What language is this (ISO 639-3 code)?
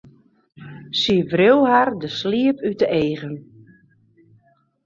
fry